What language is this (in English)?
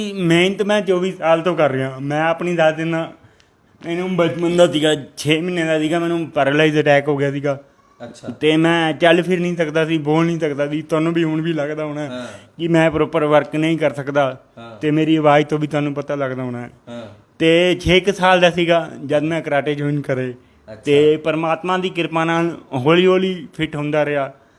Hindi